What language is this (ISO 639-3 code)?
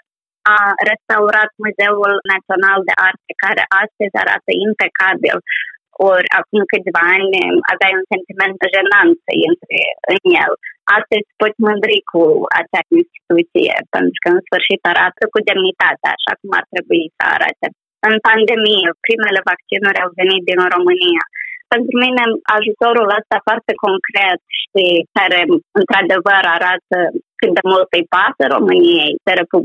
ron